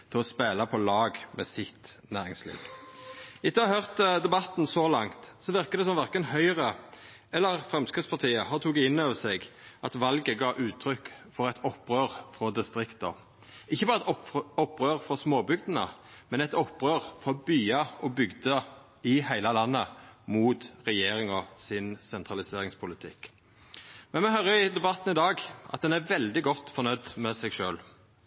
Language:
Norwegian Nynorsk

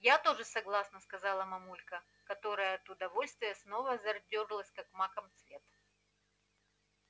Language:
Russian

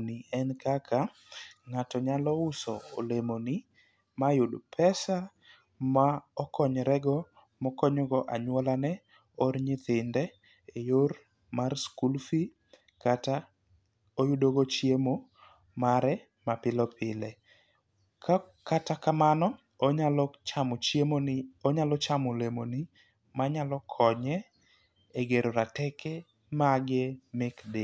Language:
Luo (Kenya and Tanzania)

